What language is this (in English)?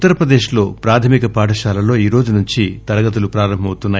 Telugu